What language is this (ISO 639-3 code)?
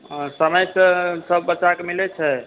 mai